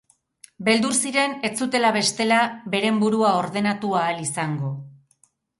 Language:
Basque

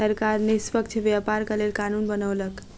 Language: Maithili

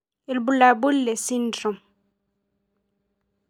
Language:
Masai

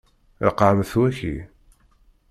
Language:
Kabyle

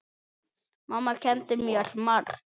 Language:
Icelandic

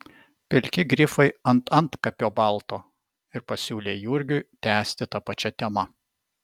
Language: Lithuanian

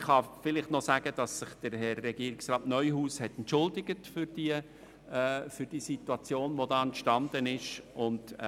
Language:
Swiss German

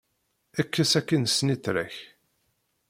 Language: Kabyle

